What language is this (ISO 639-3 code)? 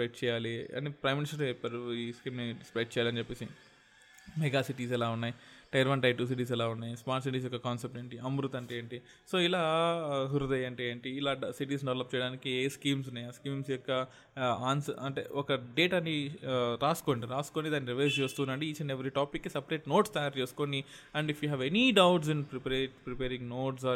tel